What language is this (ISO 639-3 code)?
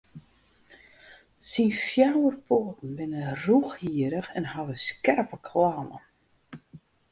fry